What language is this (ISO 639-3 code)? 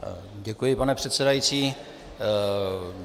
ces